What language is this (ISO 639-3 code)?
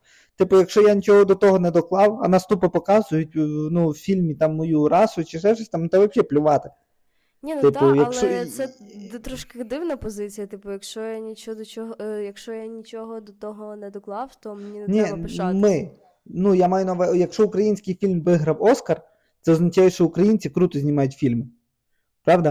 ukr